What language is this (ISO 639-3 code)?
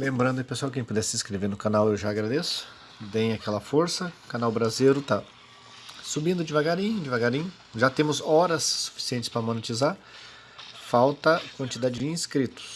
por